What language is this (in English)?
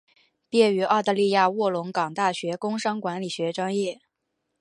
Chinese